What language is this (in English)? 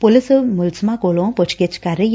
Punjabi